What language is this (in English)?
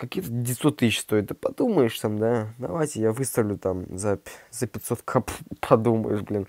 Russian